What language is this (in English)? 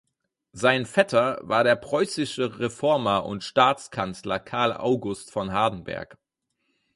German